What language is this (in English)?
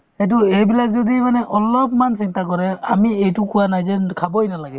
Assamese